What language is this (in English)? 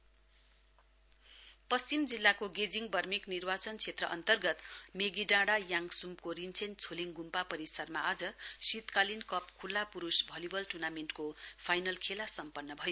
Nepali